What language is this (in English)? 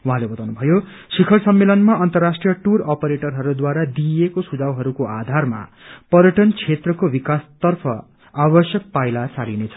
Nepali